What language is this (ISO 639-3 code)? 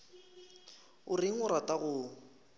nso